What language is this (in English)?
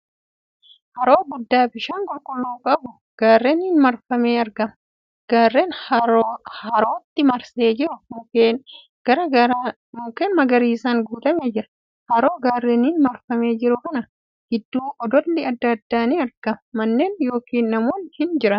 Oromo